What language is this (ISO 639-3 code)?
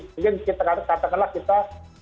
ind